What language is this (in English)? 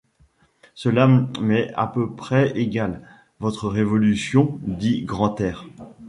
French